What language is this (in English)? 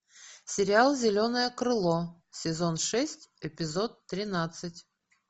Russian